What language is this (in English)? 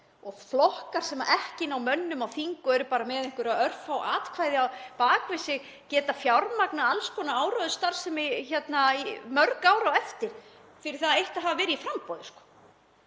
Icelandic